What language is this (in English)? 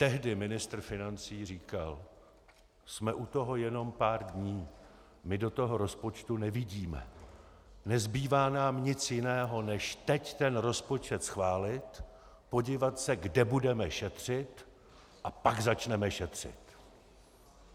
Czech